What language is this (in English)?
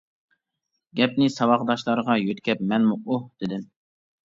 Uyghur